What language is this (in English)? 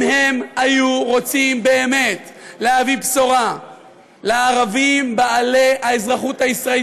Hebrew